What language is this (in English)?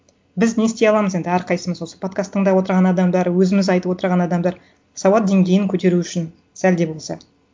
Kazakh